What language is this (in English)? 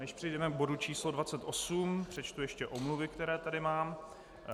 Czech